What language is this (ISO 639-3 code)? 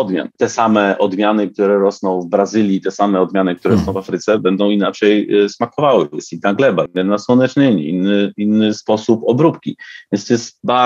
pol